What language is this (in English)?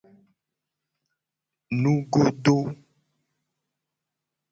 Gen